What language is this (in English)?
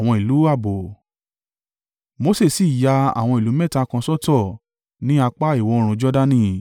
Yoruba